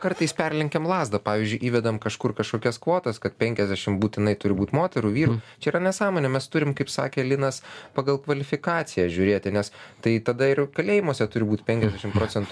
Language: Lithuanian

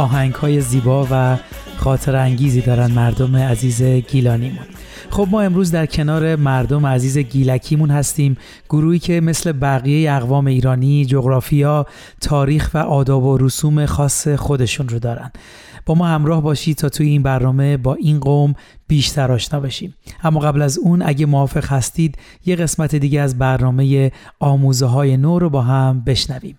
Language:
Persian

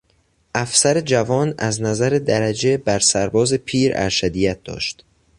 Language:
Persian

